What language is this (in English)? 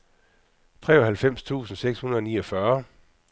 Danish